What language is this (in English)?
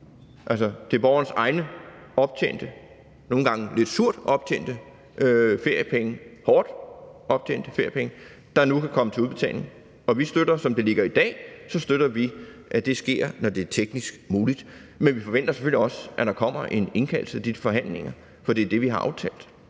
Danish